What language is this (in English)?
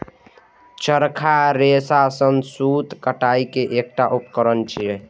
Maithili